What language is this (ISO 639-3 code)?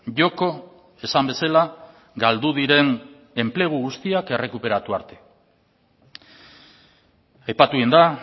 eus